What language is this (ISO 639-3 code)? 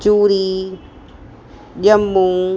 snd